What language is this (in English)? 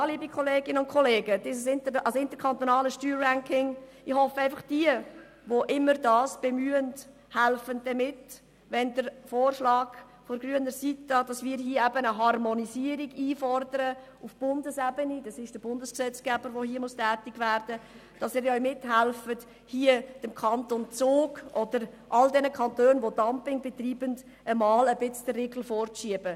Swiss German